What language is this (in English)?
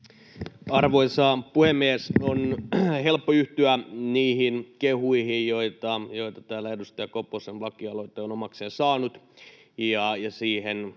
Finnish